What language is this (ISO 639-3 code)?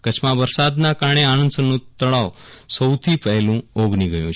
guj